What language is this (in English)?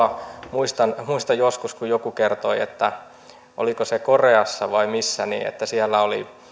Finnish